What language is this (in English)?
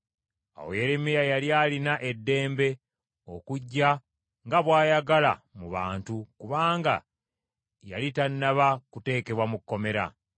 Ganda